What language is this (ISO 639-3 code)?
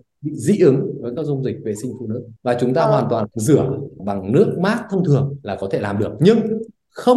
vie